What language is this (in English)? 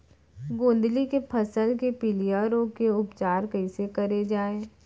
Chhattisgarhi